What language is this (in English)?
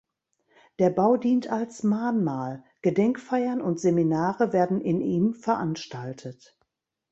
German